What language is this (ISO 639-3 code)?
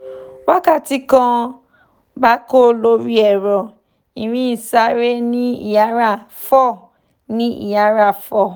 yor